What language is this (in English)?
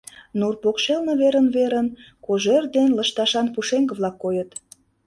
Mari